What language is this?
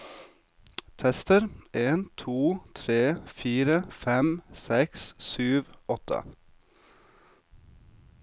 Norwegian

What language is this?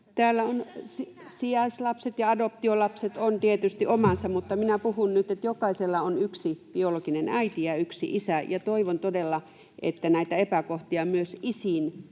Finnish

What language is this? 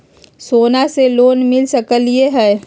Magahi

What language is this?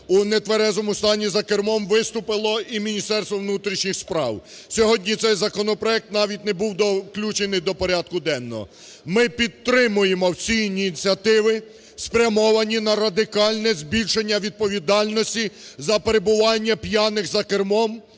Ukrainian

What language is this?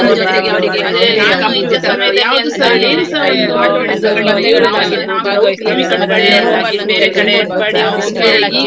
Kannada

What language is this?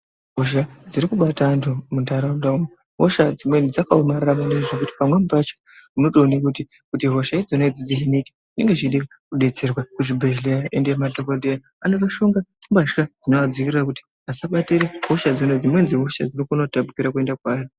Ndau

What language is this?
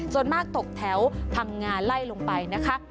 Thai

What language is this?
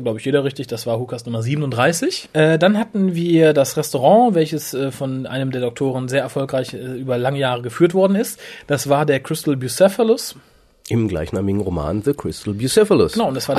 German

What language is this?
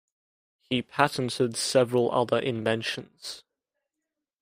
English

